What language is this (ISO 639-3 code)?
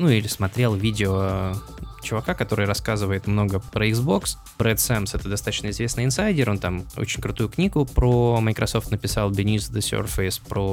rus